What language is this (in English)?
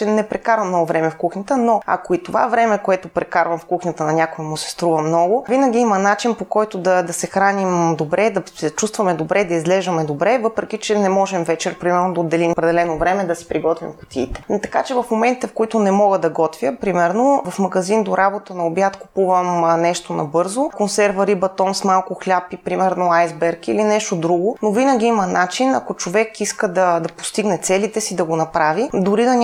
Bulgarian